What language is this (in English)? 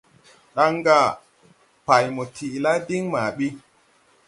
Tupuri